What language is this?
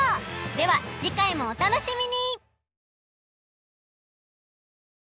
Japanese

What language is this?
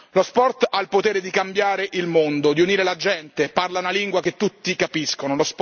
Italian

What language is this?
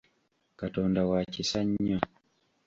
Ganda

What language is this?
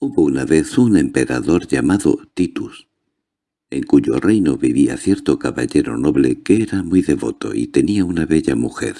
Spanish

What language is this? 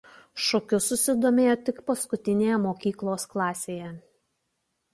Lithuanian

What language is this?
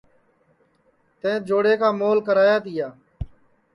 Sansi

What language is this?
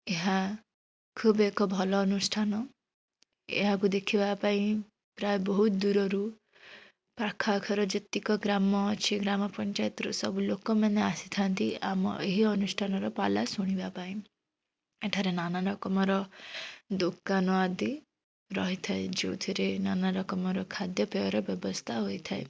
Odia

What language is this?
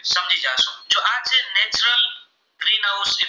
Gujarati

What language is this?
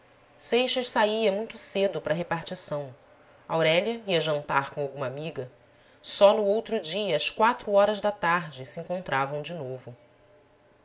Portuguese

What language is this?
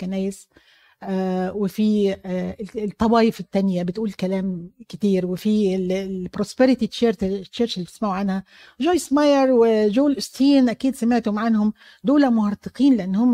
Arabic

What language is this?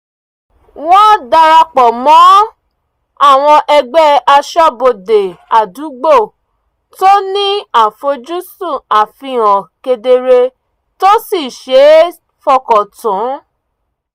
Yoruba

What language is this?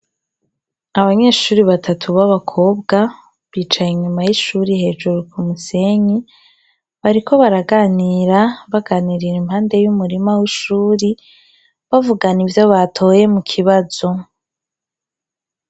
Rundi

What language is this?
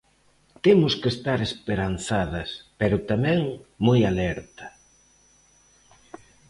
Galician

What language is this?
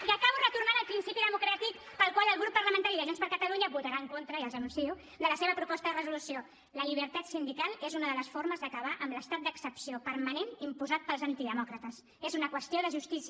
Catalan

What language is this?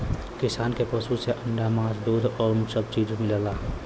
Bhojpuri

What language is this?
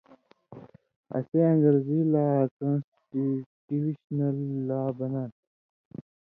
Indus Kohistani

